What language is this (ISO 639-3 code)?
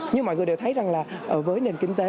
vie